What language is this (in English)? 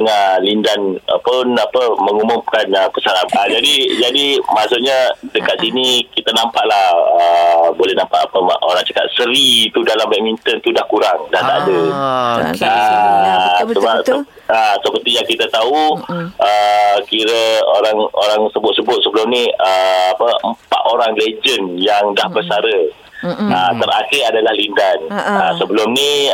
Malay